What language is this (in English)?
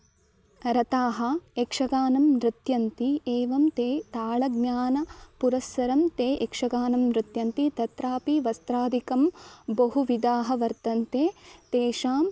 Sanskrit